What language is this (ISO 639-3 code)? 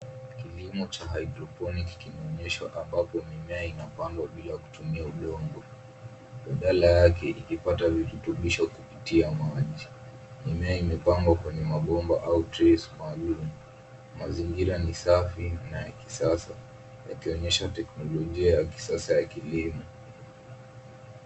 swa